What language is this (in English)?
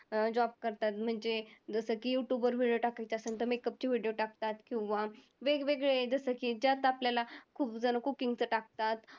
Marathi